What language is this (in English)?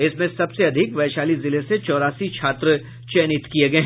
Hindi